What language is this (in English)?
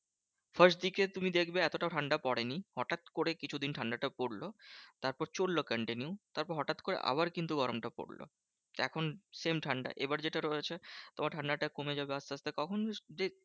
Bangla